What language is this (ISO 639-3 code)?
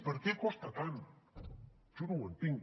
cat